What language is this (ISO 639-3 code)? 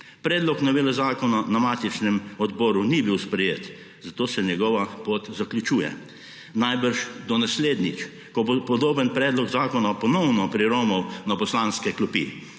slv